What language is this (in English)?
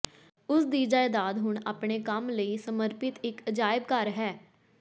Punjabi